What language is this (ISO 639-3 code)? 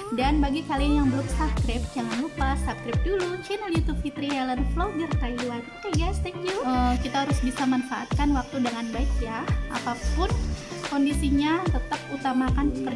ind